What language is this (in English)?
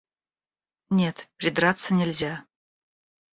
Russian